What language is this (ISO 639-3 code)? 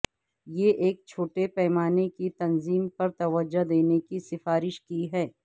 urd